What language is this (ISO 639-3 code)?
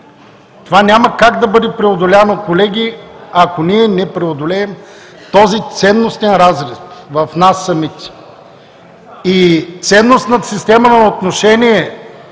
bul